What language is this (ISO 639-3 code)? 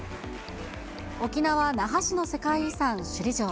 jpn